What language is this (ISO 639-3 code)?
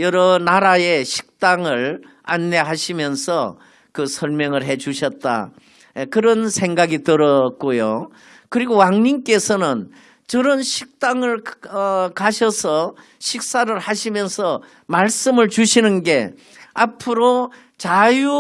kor